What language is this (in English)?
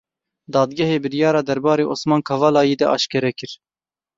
Kurdish